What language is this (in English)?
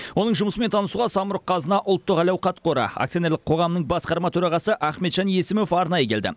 Kazakh